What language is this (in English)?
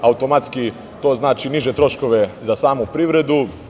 Serbian